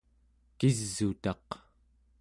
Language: Central Yupik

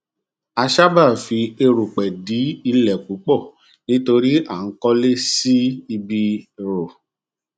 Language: Yoruba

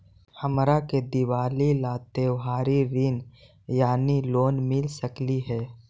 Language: Magahi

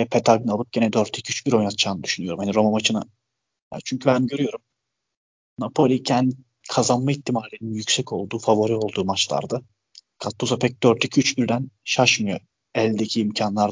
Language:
Turkish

